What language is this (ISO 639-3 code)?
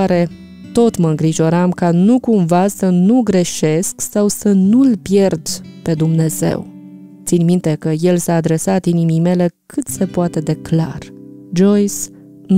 ron